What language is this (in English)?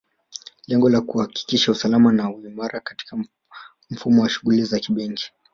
Swahili